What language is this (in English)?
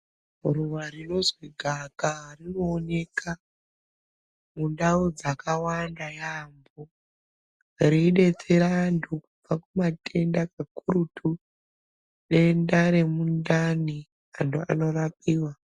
Ndau